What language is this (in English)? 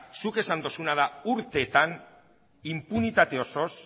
Basque